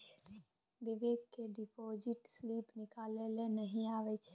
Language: Maithili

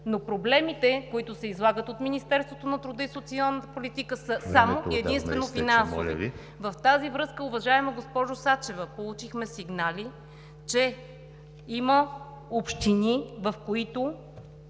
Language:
Bulgarian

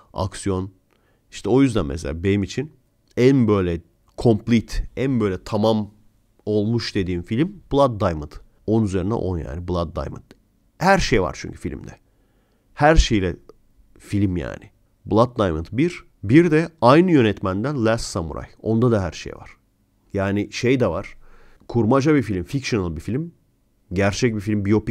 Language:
Turkish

